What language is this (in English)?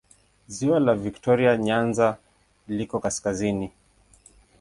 Swahili